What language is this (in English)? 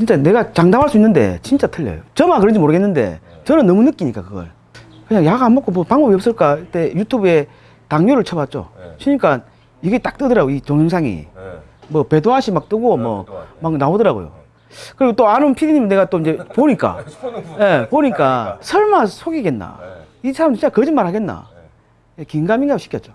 Korean